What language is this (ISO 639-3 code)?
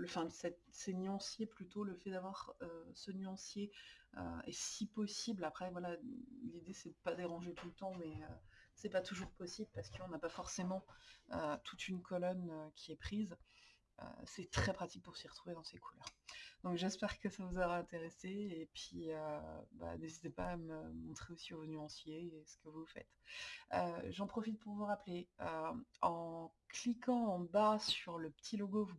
fra